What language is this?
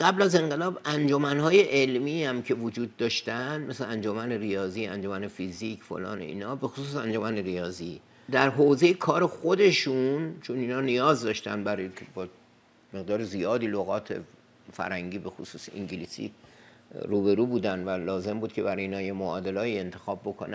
Persian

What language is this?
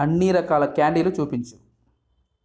Telugu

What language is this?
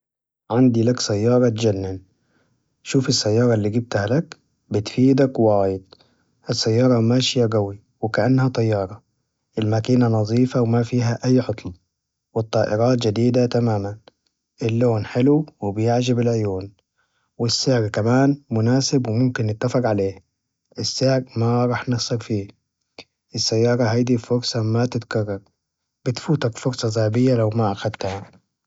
Najdi Arabic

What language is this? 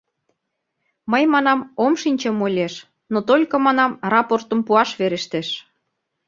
Mari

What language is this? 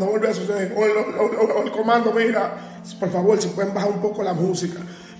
Spanish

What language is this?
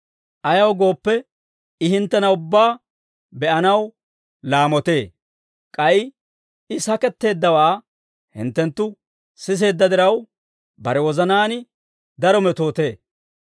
Dawro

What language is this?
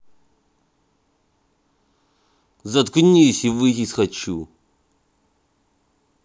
Russian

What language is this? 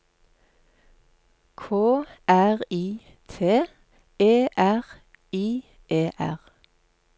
Norwegian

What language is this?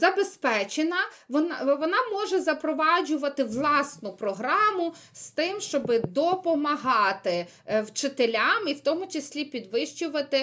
Ukrainian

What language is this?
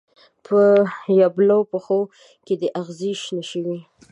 Pashto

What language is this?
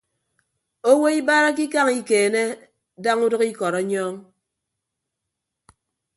Ibibio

